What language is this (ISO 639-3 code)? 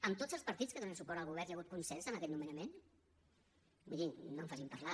cat